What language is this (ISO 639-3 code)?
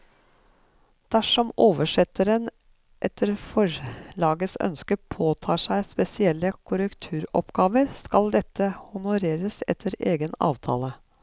nor